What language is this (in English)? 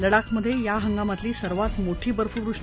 Marathi